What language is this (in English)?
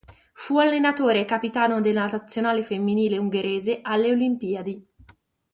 Italian